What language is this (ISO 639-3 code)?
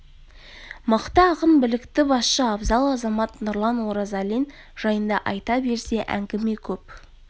kaz